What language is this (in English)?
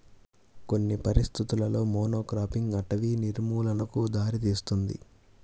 Telugu